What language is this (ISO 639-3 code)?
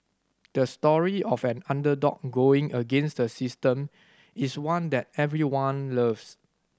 eng